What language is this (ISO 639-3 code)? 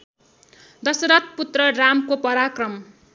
nep